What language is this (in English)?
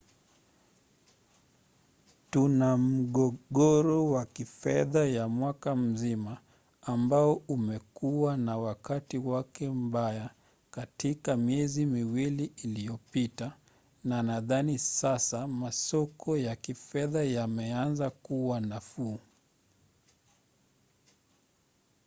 Swahili